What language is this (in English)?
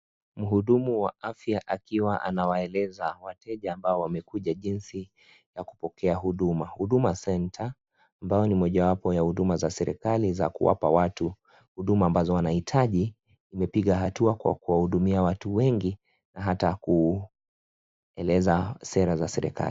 Swahili